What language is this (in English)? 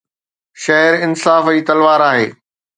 Sindhi